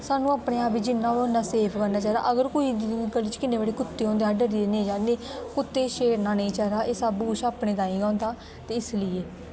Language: Dogri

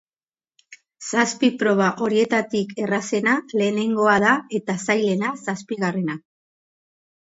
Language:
Basque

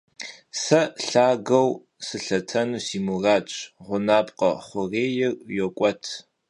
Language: Kabardian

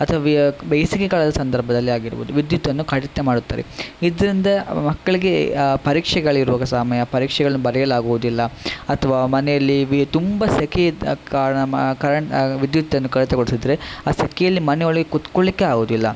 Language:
Kannada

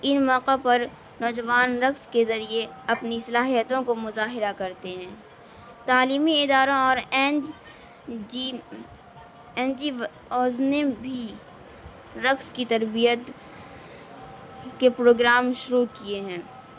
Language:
Urdu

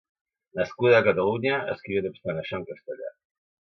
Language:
Catalan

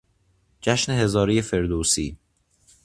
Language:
Persian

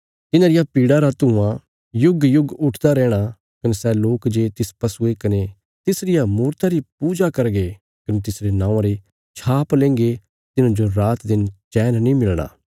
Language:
Bilaspuri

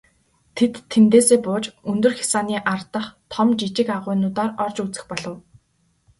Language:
Mongolian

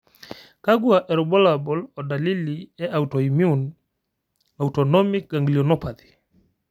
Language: Masai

